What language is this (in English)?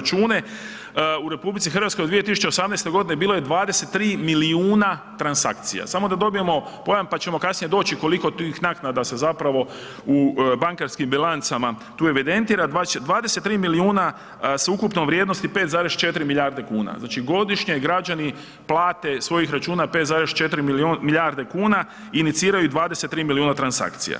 Croatian